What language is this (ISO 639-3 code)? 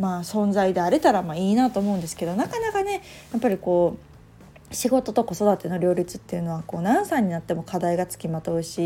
jpn